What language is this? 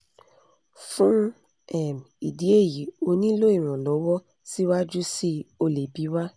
Yoruba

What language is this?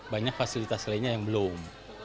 Indonesian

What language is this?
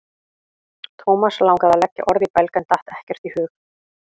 Icelandic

